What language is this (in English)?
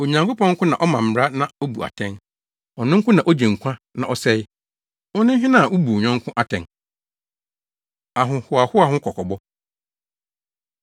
Akan